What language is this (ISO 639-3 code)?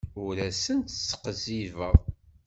kab